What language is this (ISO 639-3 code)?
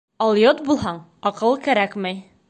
bak